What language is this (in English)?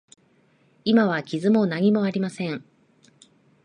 Japanese